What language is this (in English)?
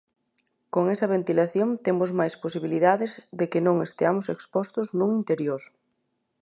Galician